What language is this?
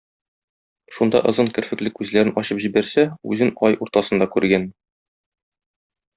Tatar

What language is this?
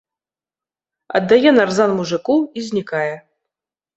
Belarusian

